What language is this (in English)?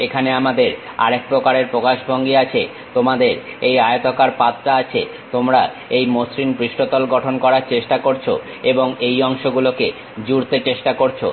Bangla